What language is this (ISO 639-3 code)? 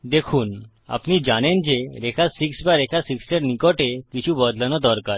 ben